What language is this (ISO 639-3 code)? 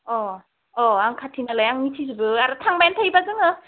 brx